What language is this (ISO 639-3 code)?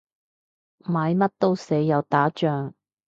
yue